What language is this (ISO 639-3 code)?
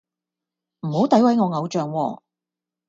yue